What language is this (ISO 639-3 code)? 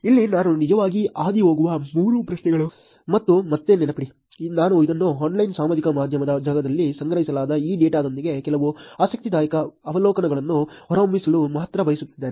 kan